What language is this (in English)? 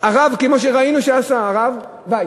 Hebrew